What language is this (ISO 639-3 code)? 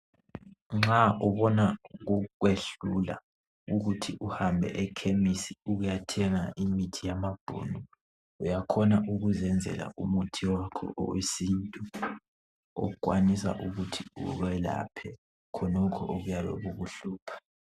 nde